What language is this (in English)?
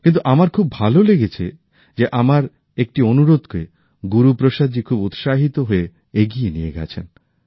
Bangla